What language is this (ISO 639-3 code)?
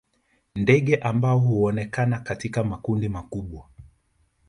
swa